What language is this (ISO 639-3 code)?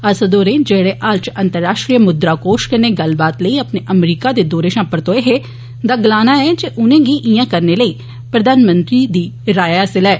doi